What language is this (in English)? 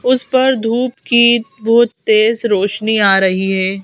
Hindi